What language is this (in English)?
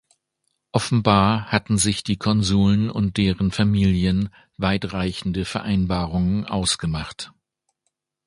German